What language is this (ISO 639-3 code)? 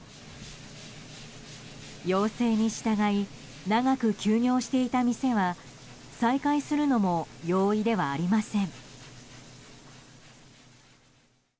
jpn